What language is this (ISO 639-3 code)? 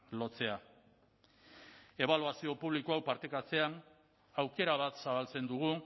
eus